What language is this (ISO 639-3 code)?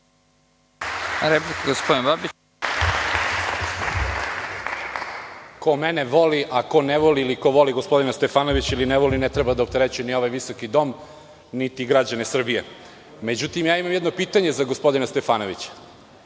srp